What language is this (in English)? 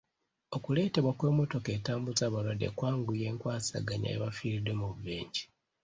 Ganda